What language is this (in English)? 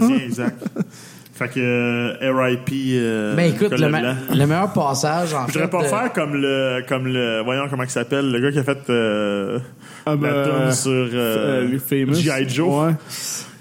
French